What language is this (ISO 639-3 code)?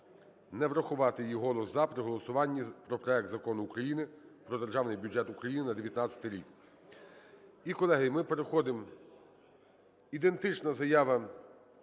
ukr